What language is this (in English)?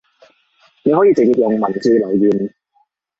Cantonese